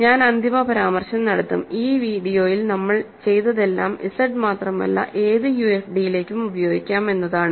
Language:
Malayalam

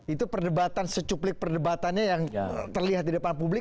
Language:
Indonesian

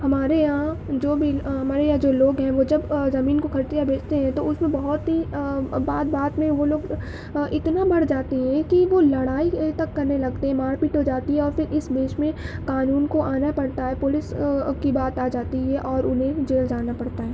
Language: Urdu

